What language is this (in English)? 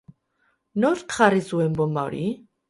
Basque